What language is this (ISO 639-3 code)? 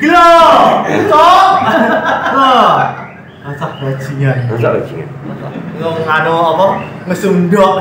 ind